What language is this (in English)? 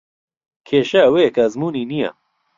Central Kurdish